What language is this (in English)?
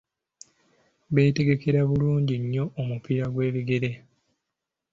Ganda